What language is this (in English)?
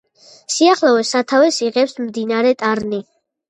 Georgian